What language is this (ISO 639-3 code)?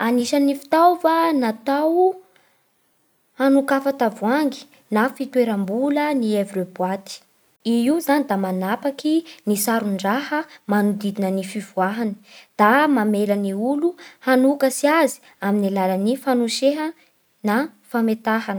bhr